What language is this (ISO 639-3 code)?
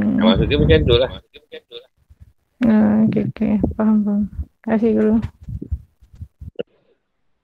msa